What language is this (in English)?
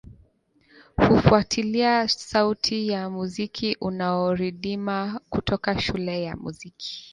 Swahili